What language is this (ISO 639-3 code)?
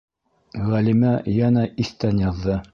bak